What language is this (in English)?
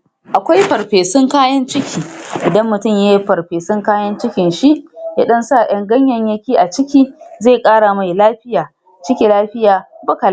Hausa